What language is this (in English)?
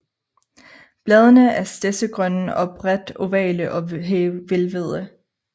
Danish